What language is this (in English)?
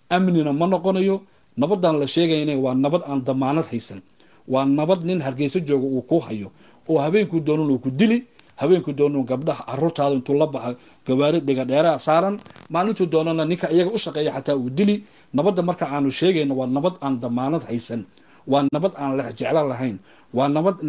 Arabic